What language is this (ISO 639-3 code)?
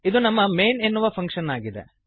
kan